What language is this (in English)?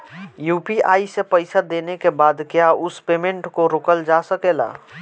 Bhojpuri